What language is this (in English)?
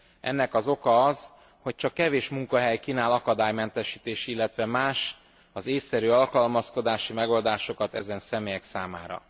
Hungarian